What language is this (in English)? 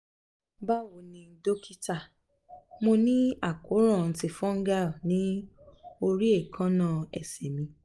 Yoruba